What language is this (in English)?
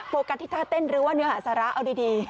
Thai